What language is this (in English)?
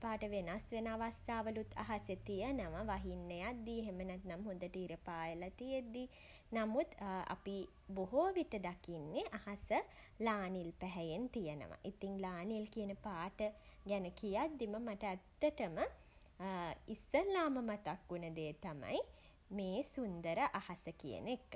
Sinhala